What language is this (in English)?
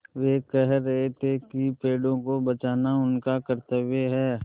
Hindi